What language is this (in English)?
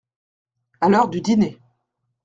French